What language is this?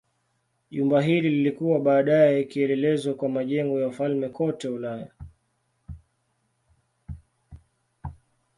Swahili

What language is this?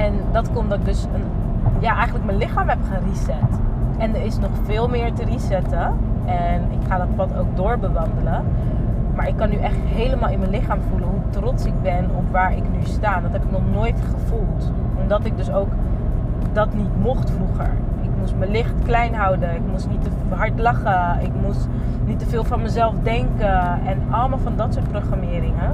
Dutch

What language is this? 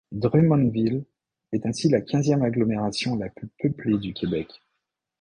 French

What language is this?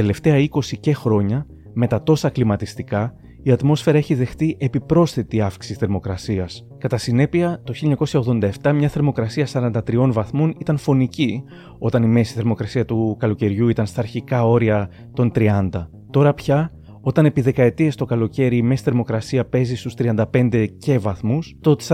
Greek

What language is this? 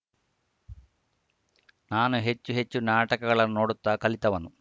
Kannada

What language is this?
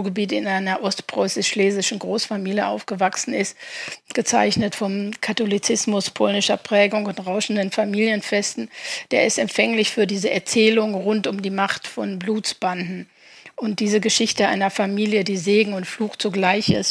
German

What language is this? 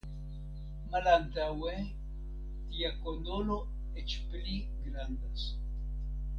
Esperanto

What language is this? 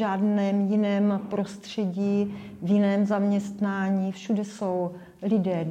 Czech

